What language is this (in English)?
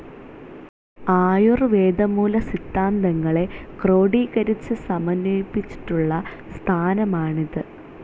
Malayalam